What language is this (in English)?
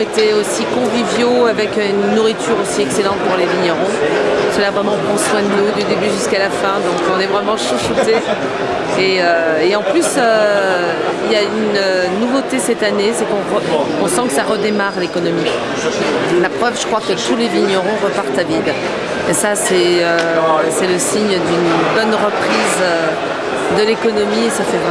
French